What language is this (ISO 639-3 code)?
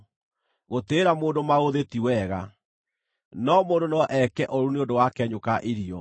kik